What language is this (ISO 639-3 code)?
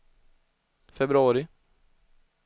swe